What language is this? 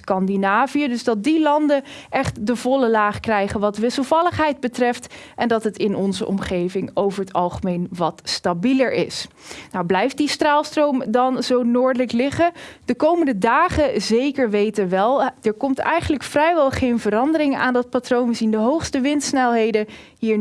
Dutch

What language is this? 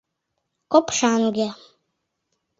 Mari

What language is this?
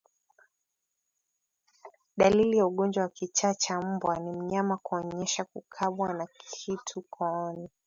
Swahili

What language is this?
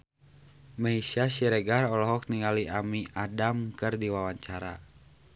Sundanese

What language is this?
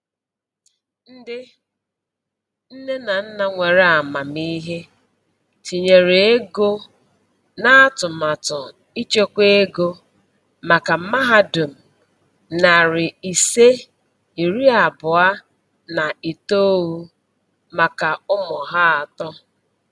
Igbo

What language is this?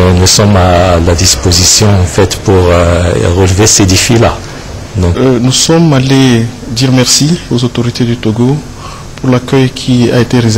French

